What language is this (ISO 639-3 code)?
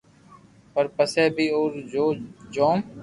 lrk